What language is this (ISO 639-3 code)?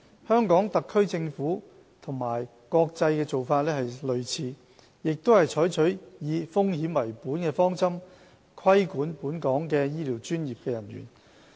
yue